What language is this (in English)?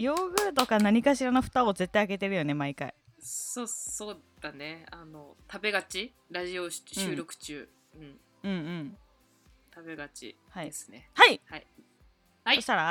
Japanese